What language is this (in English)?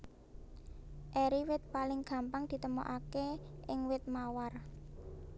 Javanese